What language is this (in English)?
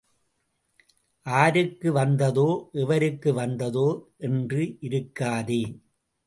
Tamil